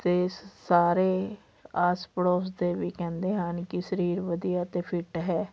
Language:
Punjabi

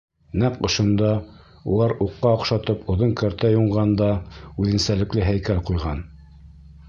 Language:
Bashkir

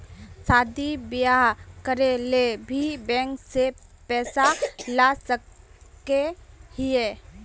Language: Magahi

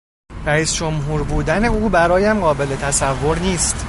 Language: Persian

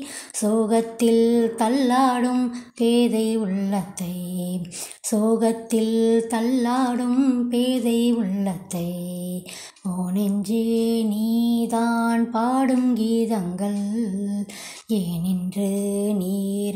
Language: Tamil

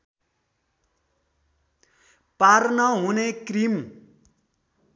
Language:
Nepali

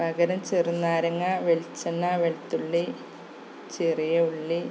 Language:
Malayalam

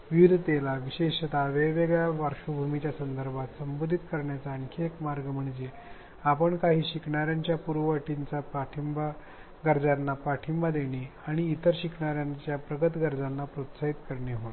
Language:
Marathi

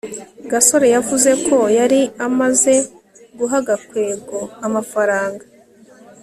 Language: Kinyarwanda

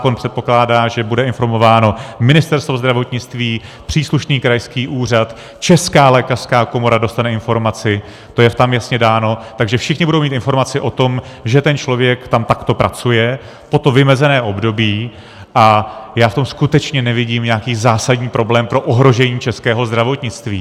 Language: Czech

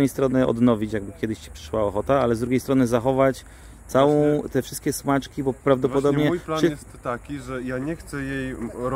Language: Polish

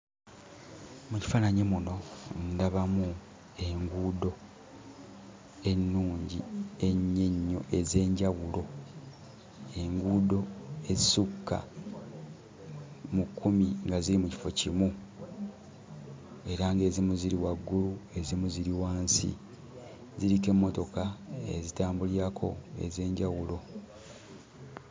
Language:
Ganda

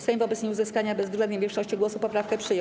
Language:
Polish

